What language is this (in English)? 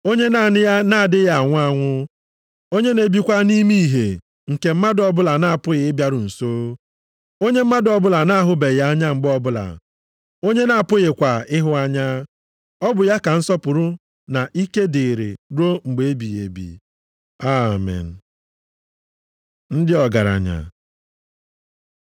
Igbo